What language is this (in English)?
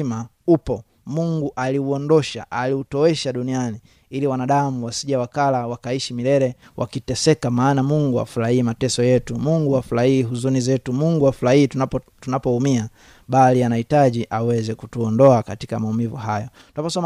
Swahili